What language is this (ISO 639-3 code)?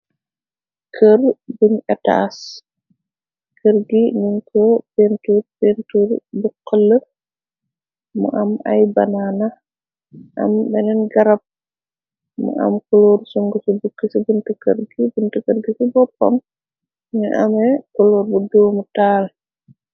wol